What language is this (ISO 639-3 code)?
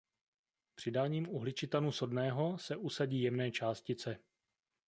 ces